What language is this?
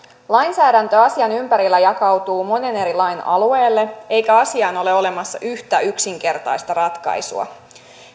Finnish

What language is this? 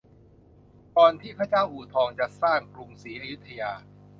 Thai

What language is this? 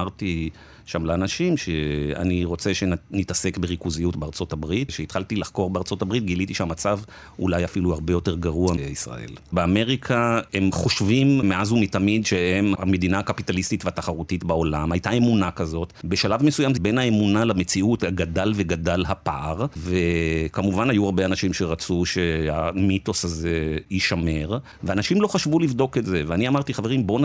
Hebrew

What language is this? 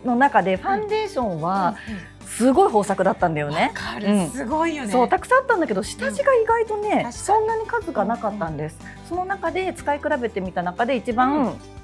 Japanese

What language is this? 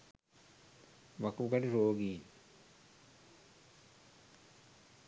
Sinhala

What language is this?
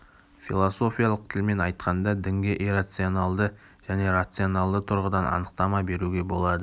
Kazakh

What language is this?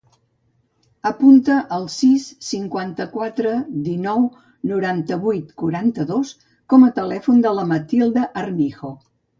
Catalan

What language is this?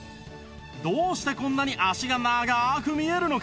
Japanese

